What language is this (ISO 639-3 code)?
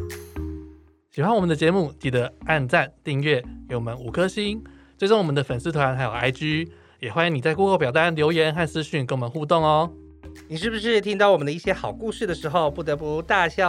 zho